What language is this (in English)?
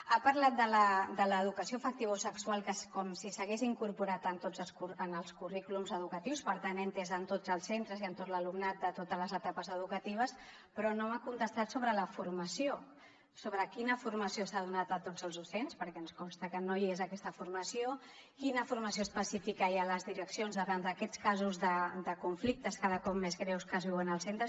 Catalan